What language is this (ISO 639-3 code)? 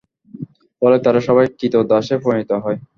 ben